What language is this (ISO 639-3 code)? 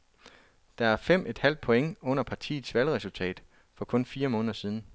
dan